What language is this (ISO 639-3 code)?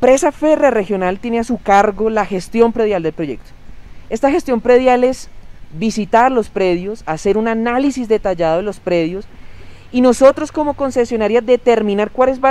spa